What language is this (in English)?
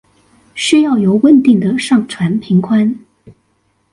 Chinese